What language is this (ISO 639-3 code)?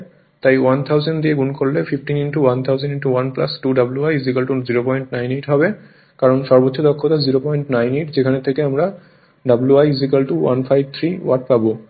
ben